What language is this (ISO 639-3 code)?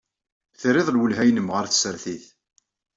kab